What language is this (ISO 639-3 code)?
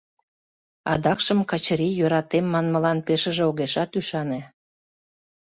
chm